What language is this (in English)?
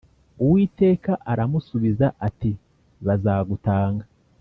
Kinyarwanda